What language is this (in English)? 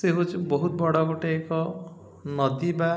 Odia